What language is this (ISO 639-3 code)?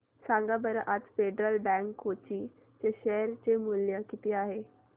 mar